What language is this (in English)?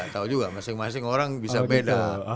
Indonesian